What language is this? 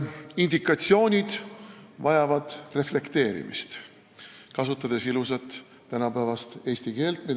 Estonian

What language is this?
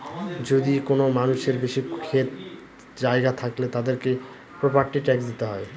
Bangla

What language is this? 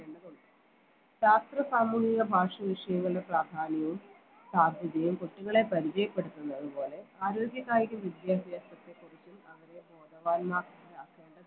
Malayalam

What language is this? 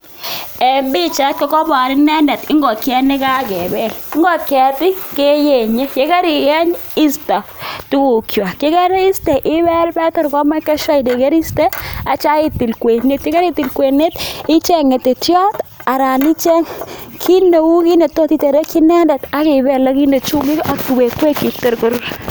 Kalenjin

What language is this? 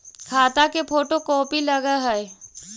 Magahi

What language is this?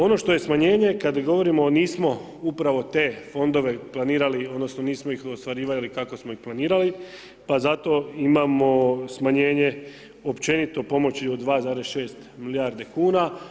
Croatian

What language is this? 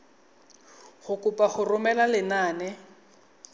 Tswana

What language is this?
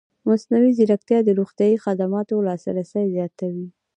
Pashto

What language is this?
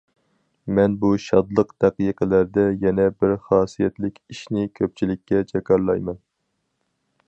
Uyghur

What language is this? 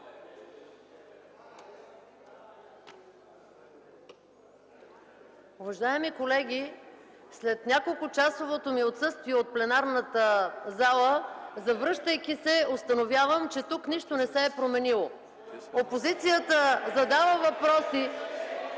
Bulgarian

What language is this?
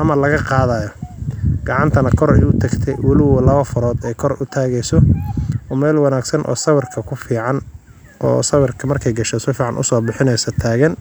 Somali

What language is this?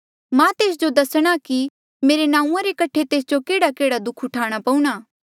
Mandeali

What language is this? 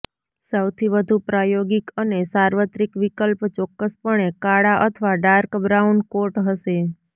Gujarati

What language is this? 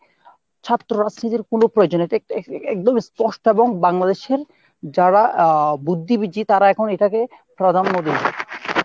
Bangla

